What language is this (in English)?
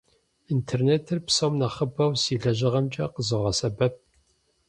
Kabardian